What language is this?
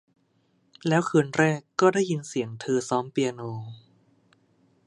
Thai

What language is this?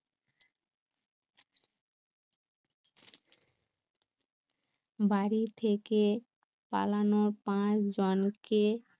Bangla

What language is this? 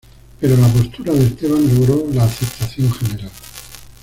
Spanish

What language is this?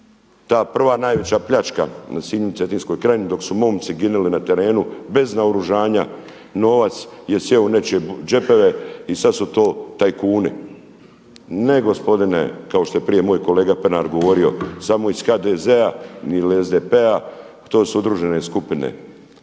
Croatian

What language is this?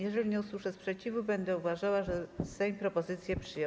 Polish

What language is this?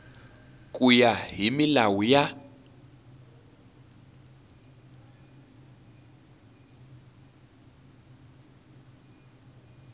Tsonga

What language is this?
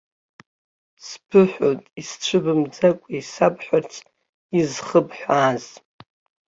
Abkhazian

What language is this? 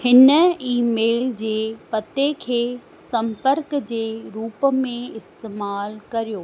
Sindhi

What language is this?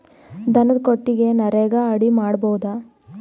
Kannada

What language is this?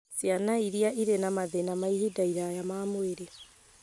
Kikuyu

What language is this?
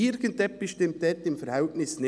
Swiss German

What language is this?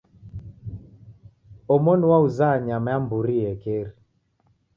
Taita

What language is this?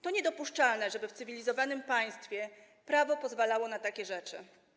Polish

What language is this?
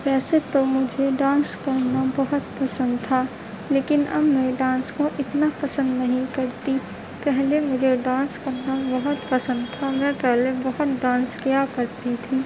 Urdu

